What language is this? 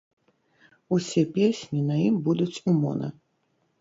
Belarusian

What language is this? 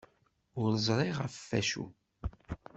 Kabyle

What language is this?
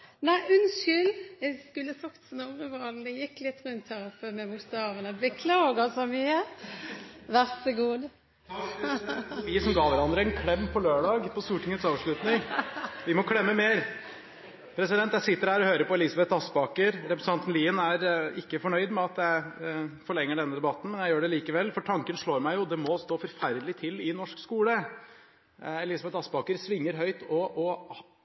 Norwegian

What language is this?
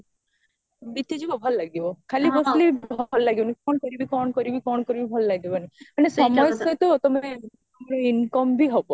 Odia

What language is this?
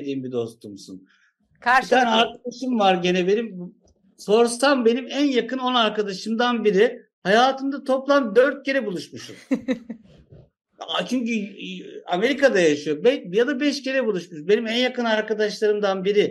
Turkish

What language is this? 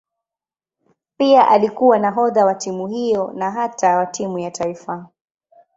Swahili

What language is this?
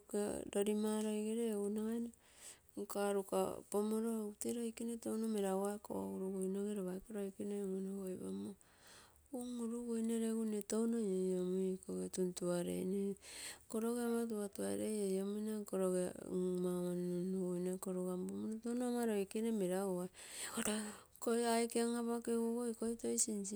Terei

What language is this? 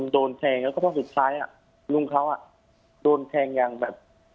Thai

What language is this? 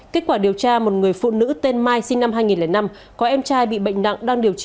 Vietnamese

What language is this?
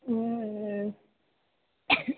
Maithili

